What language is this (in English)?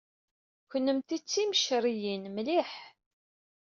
Kabyle